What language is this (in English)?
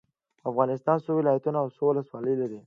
Pashto